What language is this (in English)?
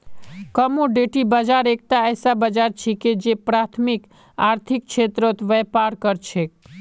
Magahi